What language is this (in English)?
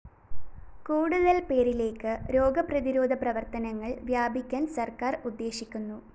Malayalam